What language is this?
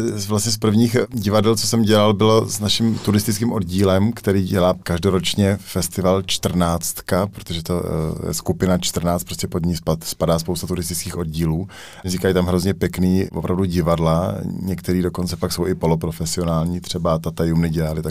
Czech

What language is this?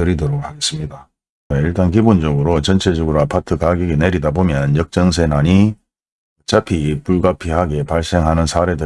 Korean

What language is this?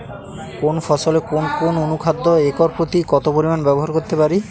Bangla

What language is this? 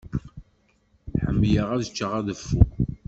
Kabyle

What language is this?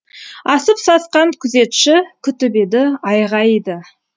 Kazakh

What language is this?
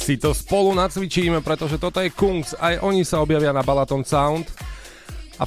Slovak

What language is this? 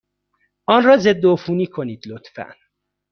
Persian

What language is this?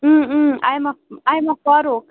Kashmiri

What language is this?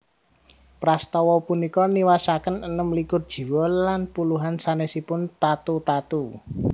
Javanese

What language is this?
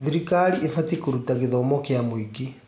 Kikuyu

